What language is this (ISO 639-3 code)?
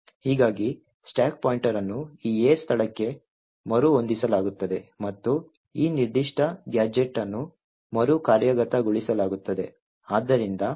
kan